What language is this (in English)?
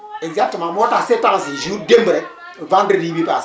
Wolof